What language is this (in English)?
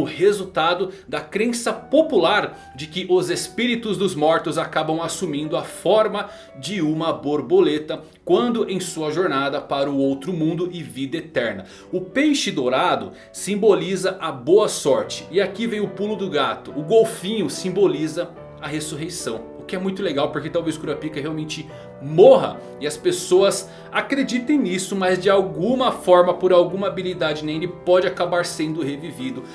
Portuguese